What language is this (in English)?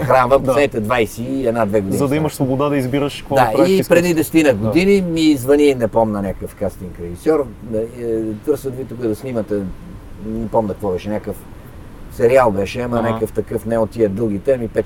Bulgarian